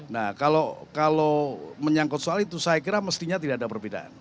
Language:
Indonesian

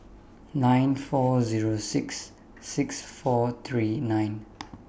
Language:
English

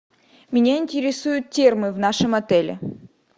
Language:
Russian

